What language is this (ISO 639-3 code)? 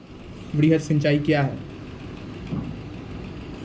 mai